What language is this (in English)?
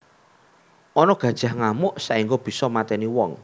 Javanese